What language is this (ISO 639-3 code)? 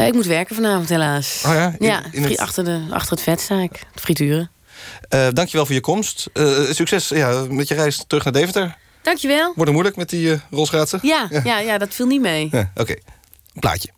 nld